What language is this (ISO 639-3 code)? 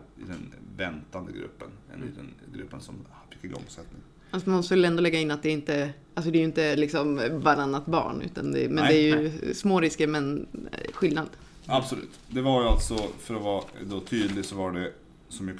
swe